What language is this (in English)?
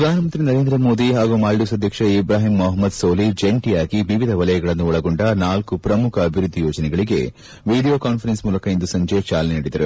Kannada